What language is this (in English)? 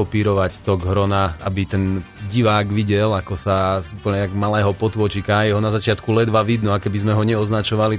Slovak